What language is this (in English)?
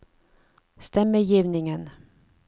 Norwegian